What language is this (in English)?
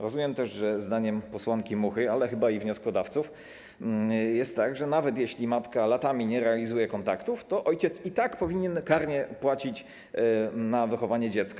Polish